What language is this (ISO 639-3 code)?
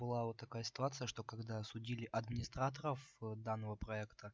rus